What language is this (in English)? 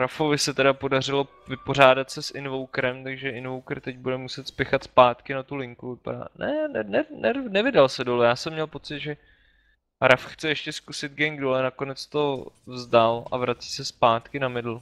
Czech